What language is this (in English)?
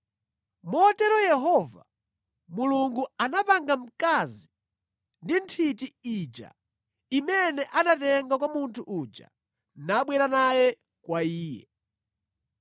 Nyanja